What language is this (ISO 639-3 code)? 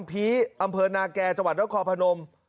tha